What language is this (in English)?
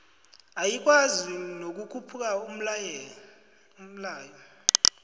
South Ndebele